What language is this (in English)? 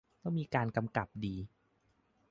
Thai